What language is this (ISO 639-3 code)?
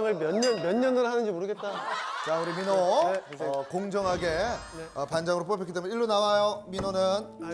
kor